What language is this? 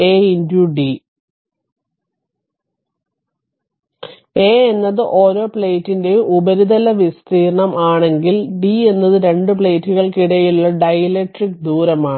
Malayalam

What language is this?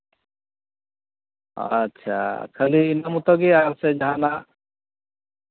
Santali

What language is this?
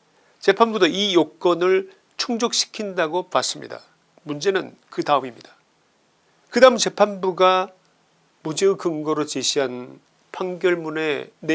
Korean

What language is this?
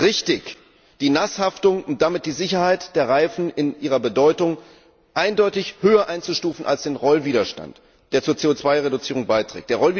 German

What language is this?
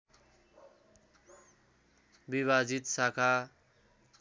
Nepali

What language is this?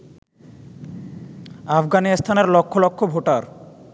Bangla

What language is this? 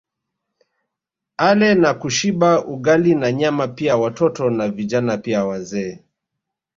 Swahili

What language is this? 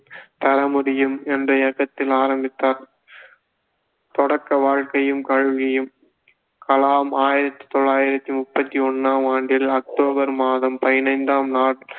Tamil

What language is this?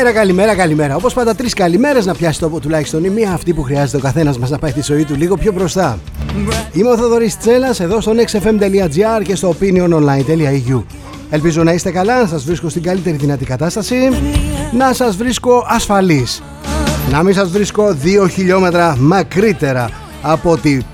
Greek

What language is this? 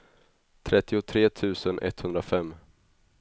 Swedish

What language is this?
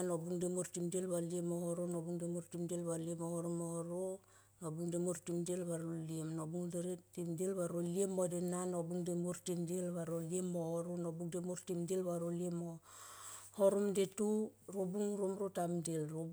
Tomoip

